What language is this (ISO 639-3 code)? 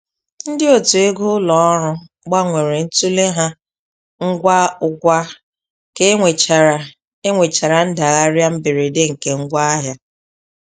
ibo